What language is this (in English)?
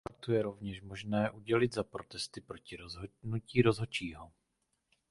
Czech